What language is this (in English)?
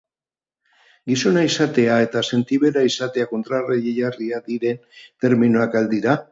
Basque